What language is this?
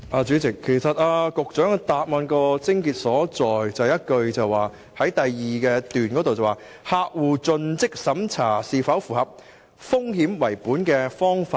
Cantonese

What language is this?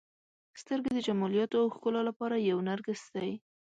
Pashto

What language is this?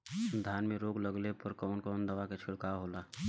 Bhojpuri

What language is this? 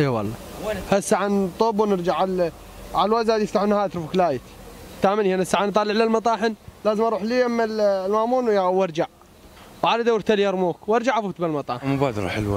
Arabic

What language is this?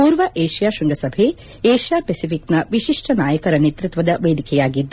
Kannada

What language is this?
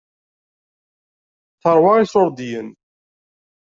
Kabyle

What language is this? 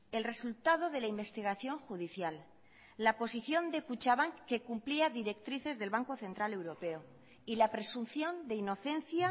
Spanish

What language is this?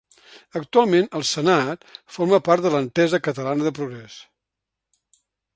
Catalan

